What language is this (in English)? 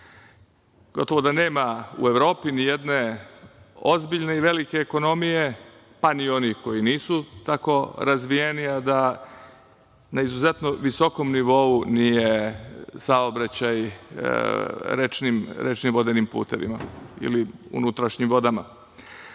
Serbian